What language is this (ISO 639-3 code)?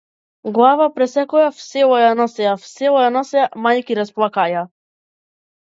mkd